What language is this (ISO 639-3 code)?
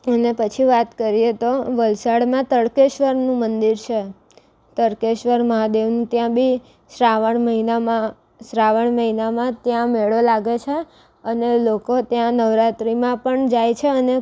guj